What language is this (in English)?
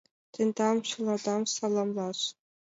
Mari